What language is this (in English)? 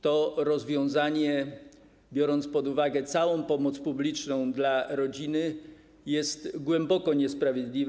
Polish